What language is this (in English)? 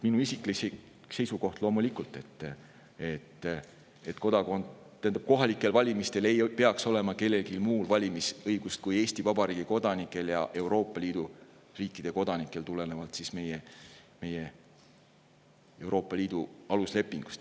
Estonian